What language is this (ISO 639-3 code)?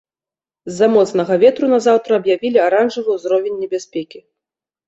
bel